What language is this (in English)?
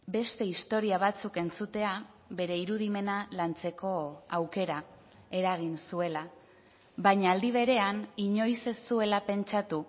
Basque